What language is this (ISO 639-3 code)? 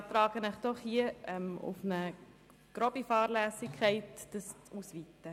gsw